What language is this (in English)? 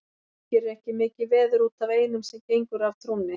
Icelandic